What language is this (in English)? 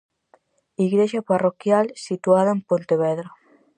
Galician